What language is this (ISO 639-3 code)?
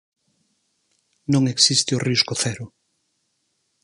glg